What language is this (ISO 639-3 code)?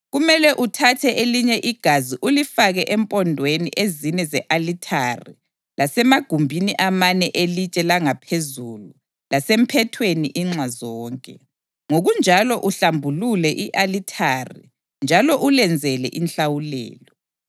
nde